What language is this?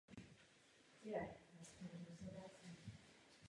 Czech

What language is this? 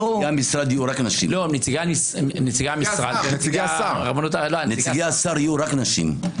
Hebrew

